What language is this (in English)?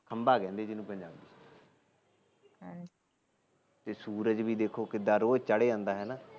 Punjabi